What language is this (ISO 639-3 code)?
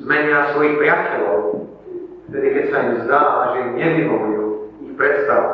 slk